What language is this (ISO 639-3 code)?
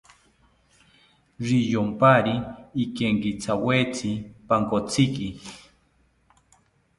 cpy